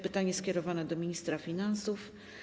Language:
Polish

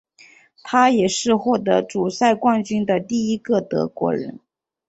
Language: Chinese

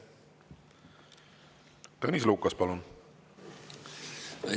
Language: Estonian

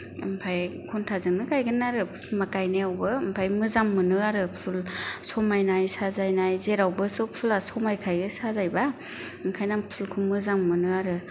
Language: Bodo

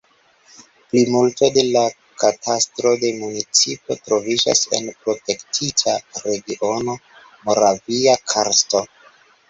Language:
Esperanto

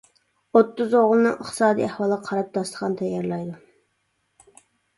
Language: Uyghur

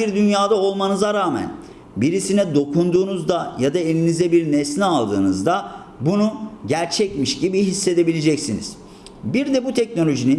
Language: Turkish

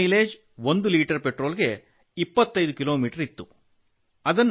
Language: Kannada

